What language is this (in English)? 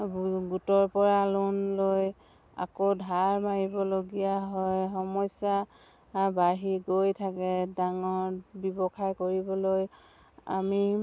Assamese